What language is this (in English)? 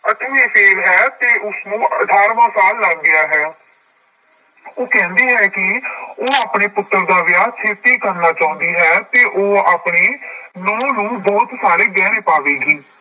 Punjabi